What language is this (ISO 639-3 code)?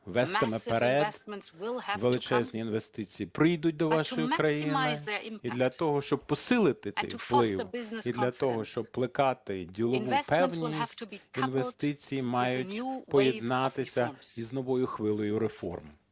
ukr